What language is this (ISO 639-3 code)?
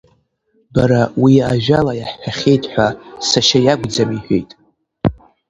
abk